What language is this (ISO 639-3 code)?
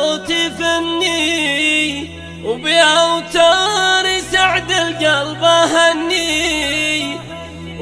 ara